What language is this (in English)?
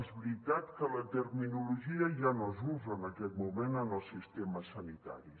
Catalan